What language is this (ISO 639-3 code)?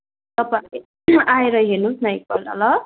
nep